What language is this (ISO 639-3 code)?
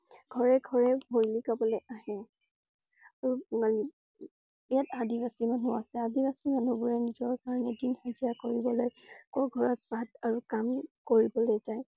asm